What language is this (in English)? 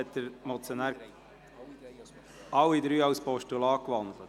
Swiss German